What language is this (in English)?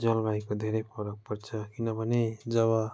Nepali